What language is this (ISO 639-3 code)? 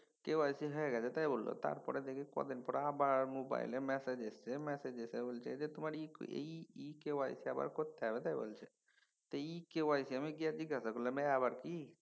ben